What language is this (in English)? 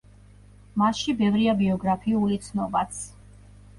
Georgian